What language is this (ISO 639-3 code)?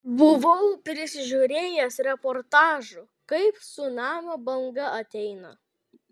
lit